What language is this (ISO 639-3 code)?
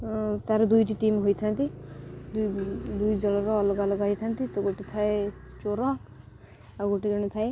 ori